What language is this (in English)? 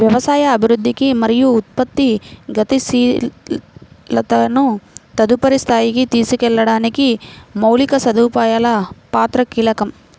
Telugu